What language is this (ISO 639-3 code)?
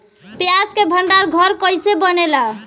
bho